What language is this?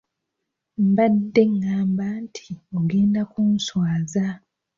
Ganda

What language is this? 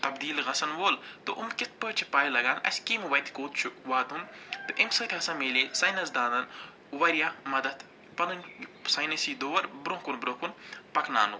Kashmiri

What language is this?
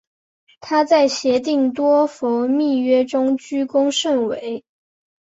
Chinese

